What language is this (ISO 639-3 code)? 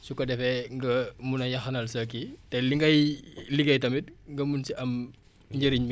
wol